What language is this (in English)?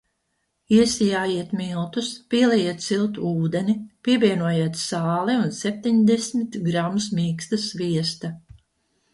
Latvian